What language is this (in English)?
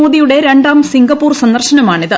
Malayalam